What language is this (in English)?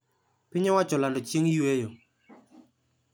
Luo (Kenya and Tanzania)